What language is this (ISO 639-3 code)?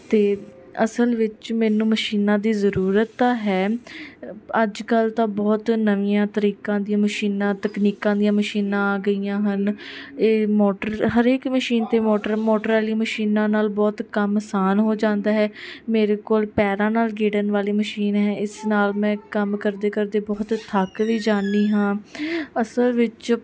pan